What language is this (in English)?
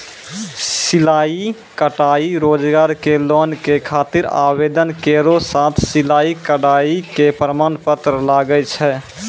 Maithili